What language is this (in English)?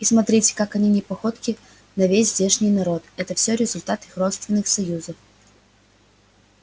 Russian